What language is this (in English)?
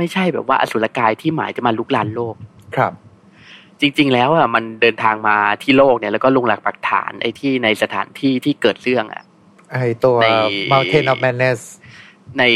Thai